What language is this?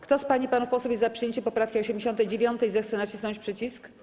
Polish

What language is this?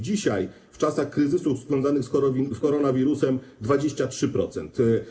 Polish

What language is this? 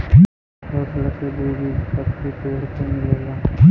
Bhojpuri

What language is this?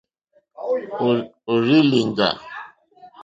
Mokpwe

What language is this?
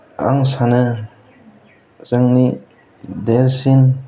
Bodo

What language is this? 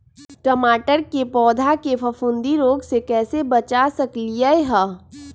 Magahi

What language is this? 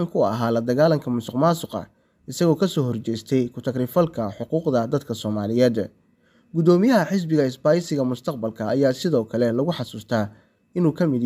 Arabic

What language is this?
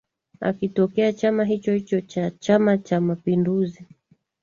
Swahili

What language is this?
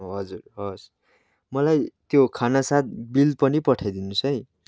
Nepali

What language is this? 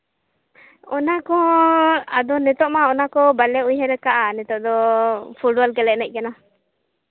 Santali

